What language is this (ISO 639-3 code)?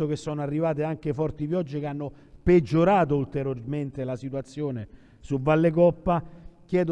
ita